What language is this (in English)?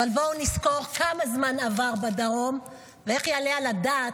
Hebrew